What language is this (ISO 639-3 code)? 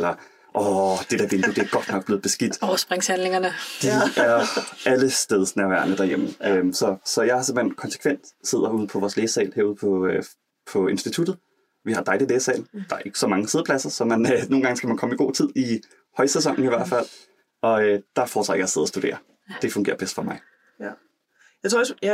dan